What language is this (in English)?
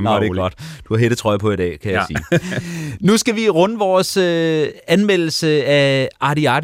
Danish